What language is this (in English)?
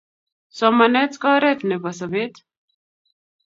Kalenjin